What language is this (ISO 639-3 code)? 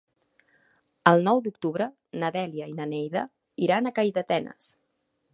cat